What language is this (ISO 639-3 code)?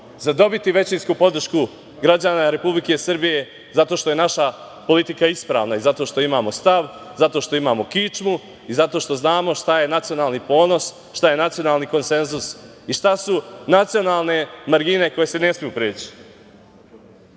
srp